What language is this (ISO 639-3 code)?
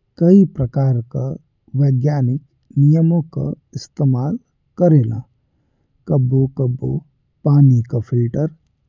bho